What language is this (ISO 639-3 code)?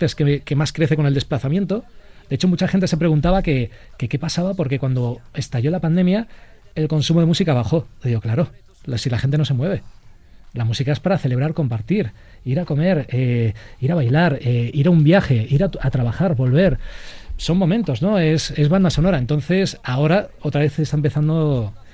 spa